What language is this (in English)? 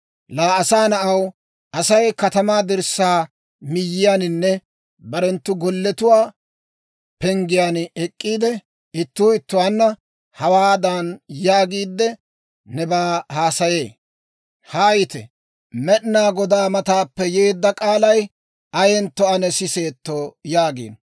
Dawro